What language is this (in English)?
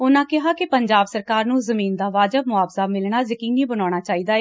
Punjabi